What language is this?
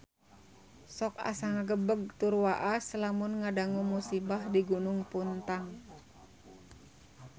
Sundanese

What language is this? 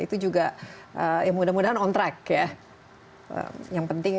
Indonesian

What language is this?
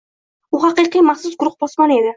Uzbek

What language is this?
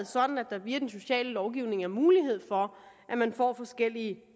Danish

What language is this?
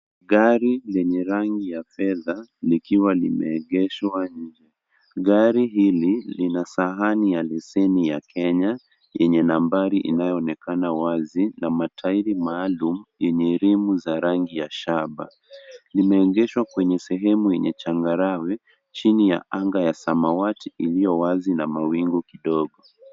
Swahili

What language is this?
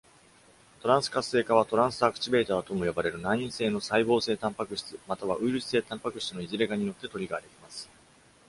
Japanese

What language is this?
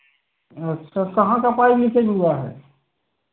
Hindi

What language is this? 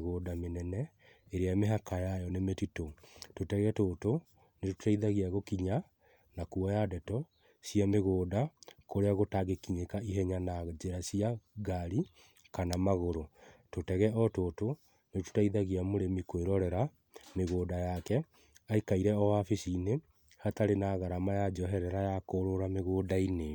Kikuyu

